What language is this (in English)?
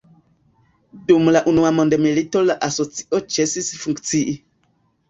Esperanto